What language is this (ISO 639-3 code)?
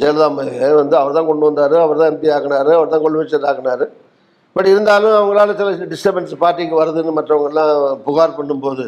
tam